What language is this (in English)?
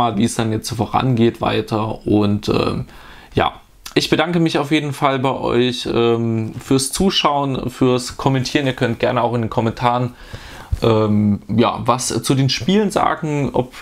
German